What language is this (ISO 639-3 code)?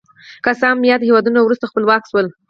pus